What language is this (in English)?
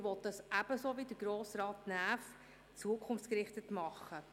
Swiss German